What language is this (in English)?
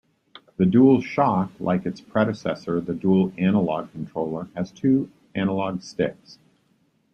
English